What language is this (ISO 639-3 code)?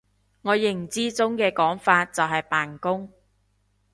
yue